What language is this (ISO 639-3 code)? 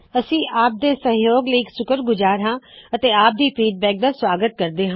pan